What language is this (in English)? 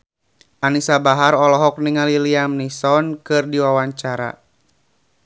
Sundanese